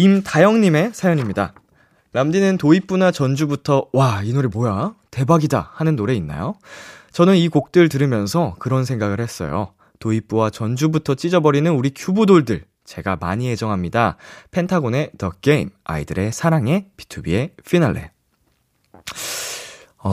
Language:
Korean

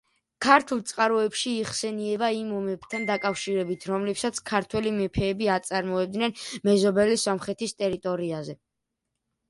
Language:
Georgian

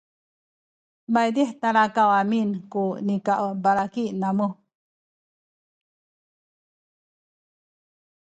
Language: Sakizaya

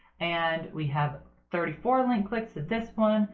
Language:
English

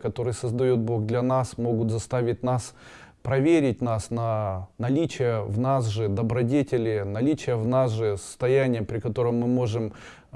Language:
Russian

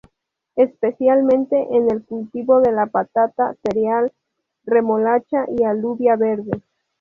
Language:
Spanish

